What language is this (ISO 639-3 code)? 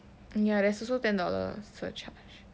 eng